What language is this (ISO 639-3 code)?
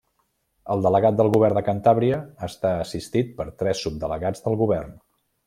cat